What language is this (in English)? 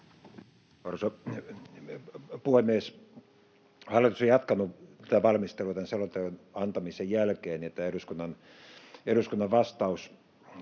Finnish